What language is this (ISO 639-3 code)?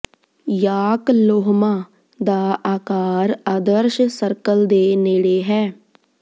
pan